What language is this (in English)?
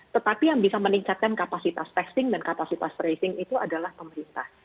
Indonesian